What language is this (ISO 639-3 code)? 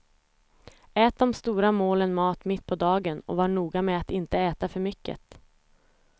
swe